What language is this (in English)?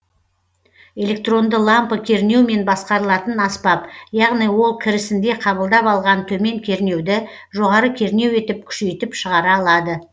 Kazakh